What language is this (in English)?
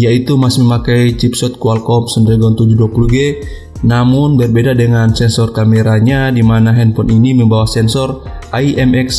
Indonesian